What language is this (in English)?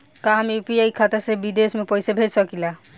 Bhojpuri